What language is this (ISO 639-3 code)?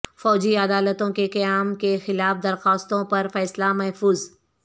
urd